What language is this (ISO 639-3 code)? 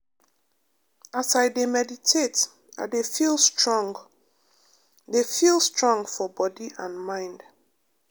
pcm